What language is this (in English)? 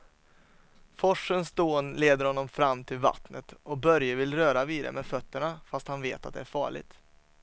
Swedish